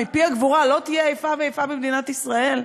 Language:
Hebrew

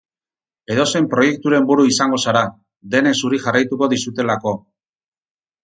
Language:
Basque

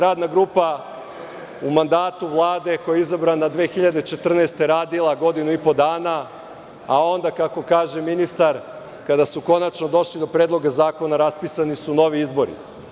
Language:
Serbian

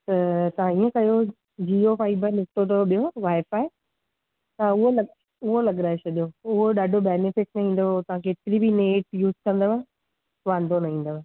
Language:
Sindhi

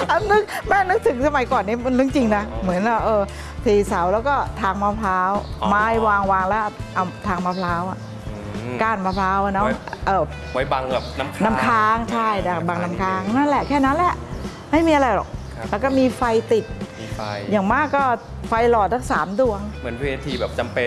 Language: Thai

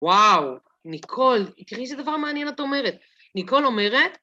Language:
Hebrew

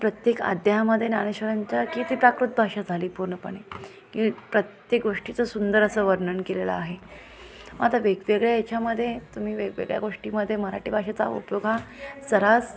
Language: Marathi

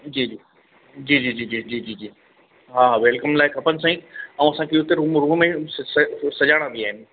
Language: Sindhi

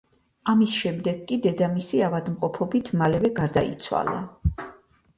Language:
Georgian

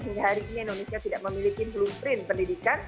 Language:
Indonesian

